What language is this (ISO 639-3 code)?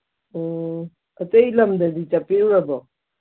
mni